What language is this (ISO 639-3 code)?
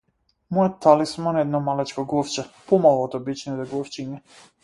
mkd